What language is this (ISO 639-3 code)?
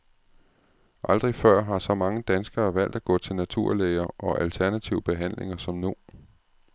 dan